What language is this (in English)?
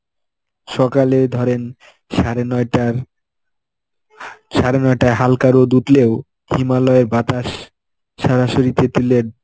Bangla